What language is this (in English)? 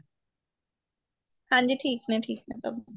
Punjabi